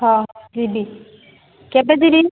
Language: Odia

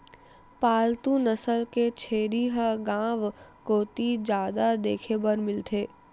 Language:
Chhattisgarhi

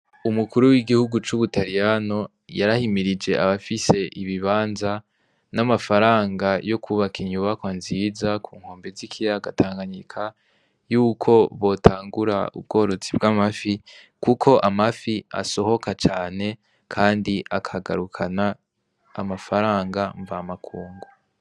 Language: Rundi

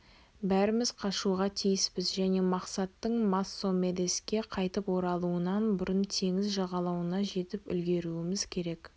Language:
Kazakh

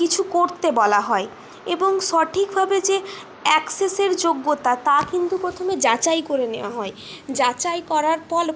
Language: Bangla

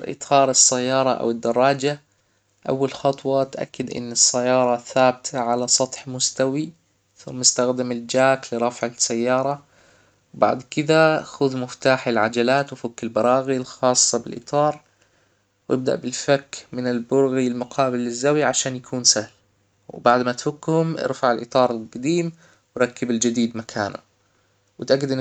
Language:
Hijazi Arabic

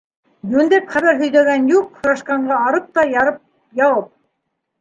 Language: Bashkir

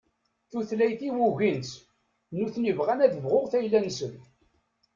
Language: Kabyle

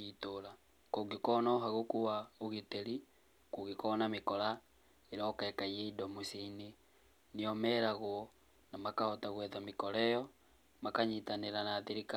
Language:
Kikuyu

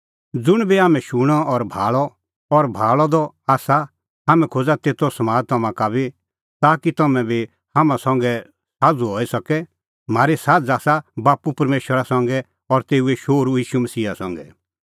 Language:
Kullu Pahari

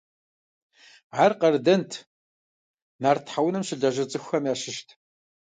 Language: Kabardian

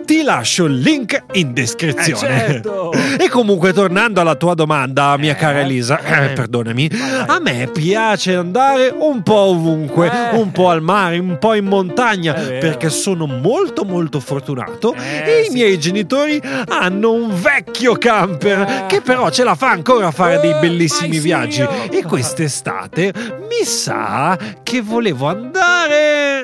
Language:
Italian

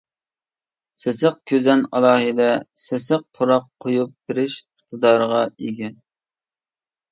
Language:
Uyghur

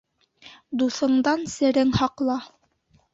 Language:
Bashkir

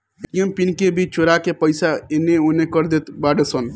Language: Bhojpuri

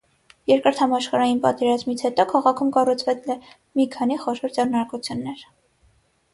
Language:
Armenian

